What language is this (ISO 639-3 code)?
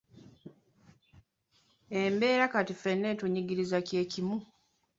lug